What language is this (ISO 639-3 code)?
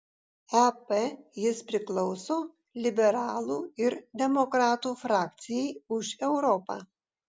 lit